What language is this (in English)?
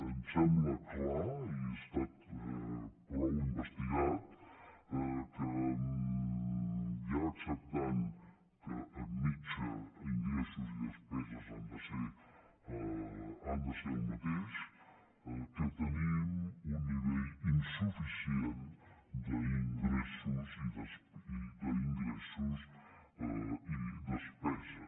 Catalan